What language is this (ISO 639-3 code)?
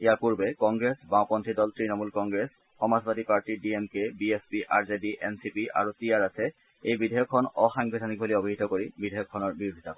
asm